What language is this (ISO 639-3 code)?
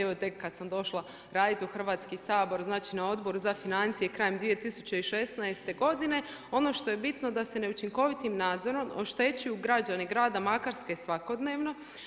hrv